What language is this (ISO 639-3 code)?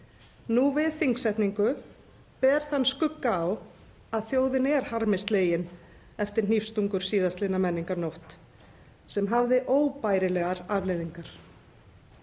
isl